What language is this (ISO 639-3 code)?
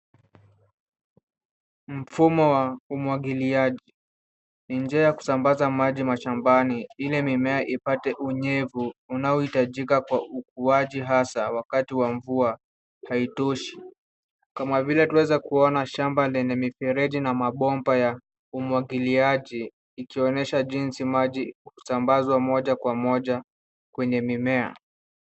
swa